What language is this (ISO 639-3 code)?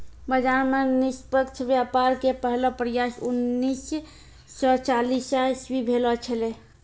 mai